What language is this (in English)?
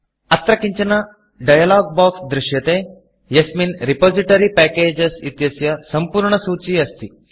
Sanskrit